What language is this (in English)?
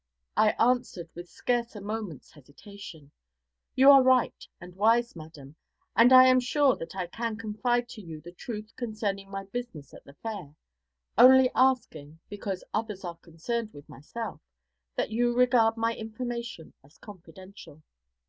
English